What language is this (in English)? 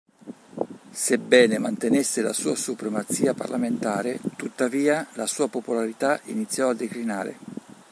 Italian